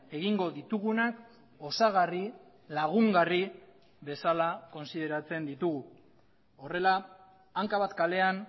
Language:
Basque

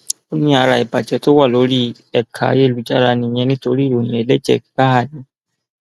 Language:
Yoruba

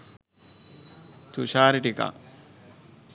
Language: Sinhala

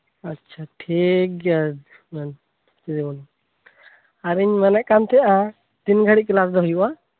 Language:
Santali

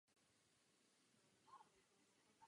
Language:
Czech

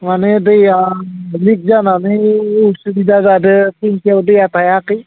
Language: Bodo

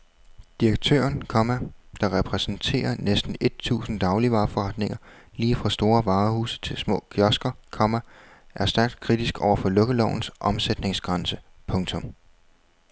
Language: Danish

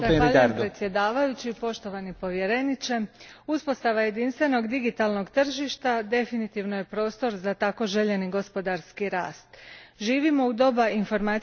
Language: Croatian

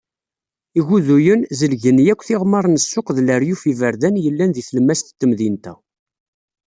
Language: Kabyle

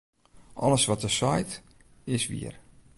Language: Western Frisian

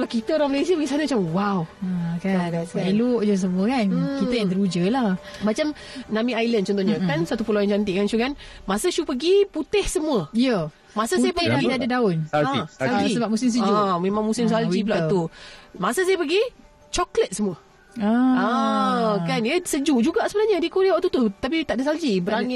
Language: Malay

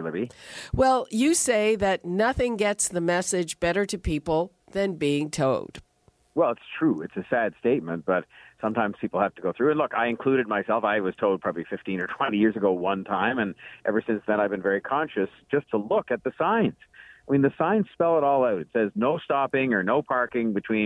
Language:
English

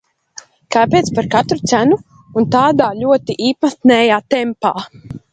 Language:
Latvian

